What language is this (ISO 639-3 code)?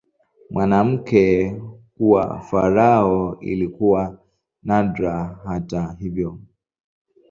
swa